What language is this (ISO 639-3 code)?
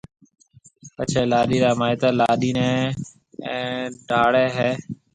mve